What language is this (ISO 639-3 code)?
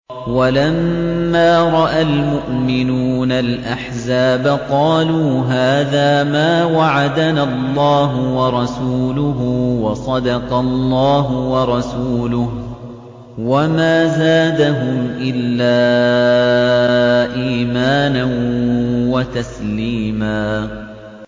ara